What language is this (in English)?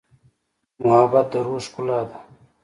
Pashto